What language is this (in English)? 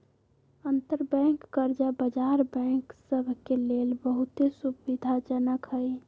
Magahi